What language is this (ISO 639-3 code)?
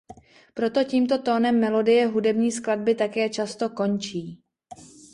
ces